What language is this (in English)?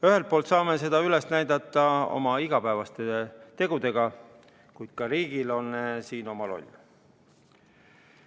Estonian